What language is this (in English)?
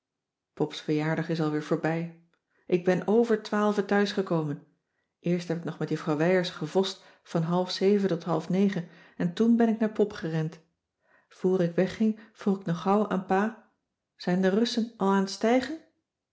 Dutch